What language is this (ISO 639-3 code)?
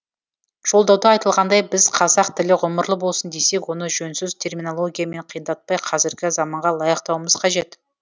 kaz